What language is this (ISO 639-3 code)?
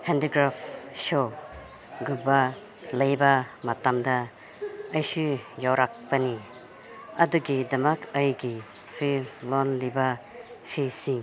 mni